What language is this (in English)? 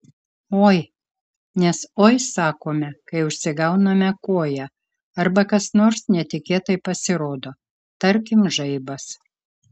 Lithuanian